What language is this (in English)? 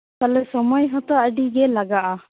Santali